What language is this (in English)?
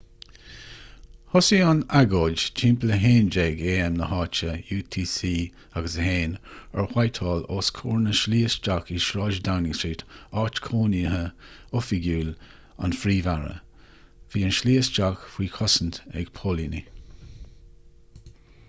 Irish